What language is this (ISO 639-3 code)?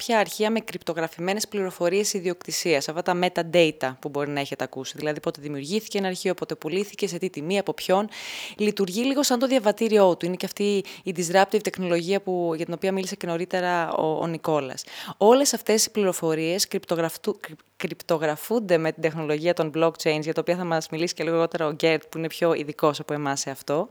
ell